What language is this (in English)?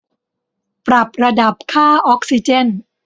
Thai